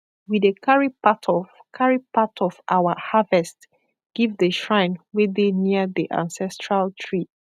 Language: Nigerian Pidgin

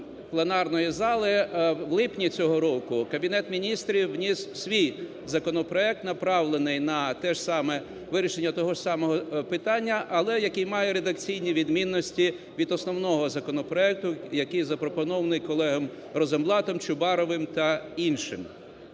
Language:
Ukrainian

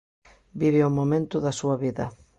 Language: Galician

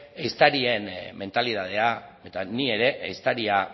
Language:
Basque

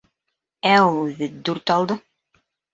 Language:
Bashkir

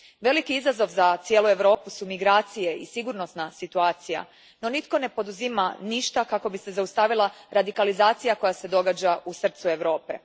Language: Croatian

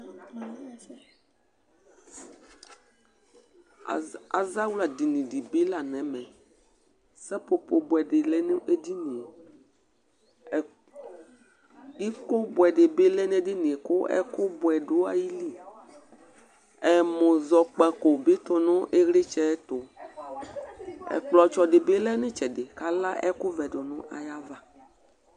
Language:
Ikposo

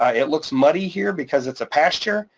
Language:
English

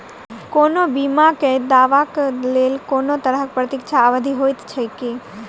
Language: Maithili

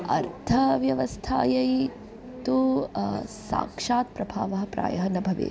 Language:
Sanskrit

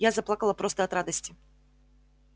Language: Russian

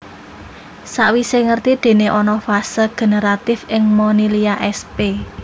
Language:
Javanese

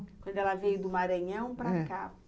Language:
Portuguese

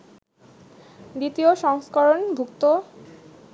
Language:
Bangla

